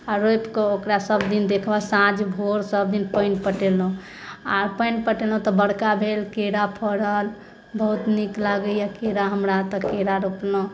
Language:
Maithili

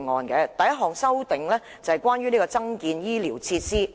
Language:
Cantonese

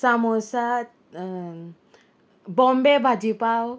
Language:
Konkani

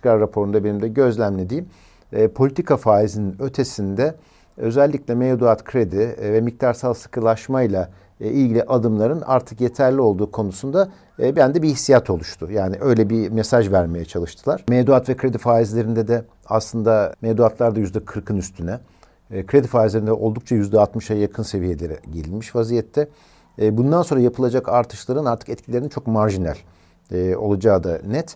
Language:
Turkish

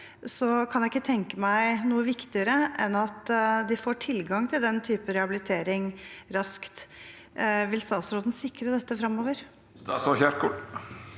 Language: Norwegian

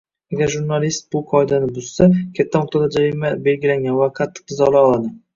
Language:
Uzbek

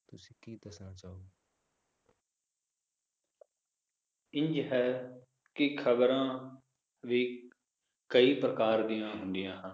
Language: Punjabi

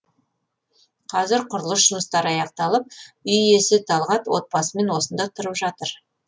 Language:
Kazakh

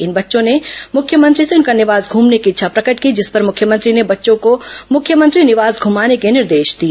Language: Hindi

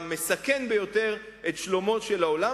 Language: Hebrew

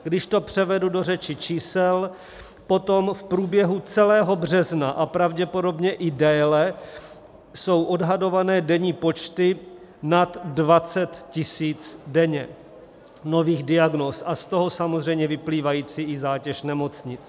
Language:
Czech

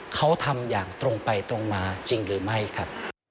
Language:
Thai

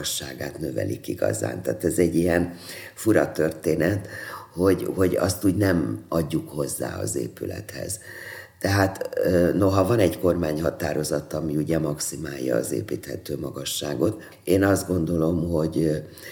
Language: Hungarian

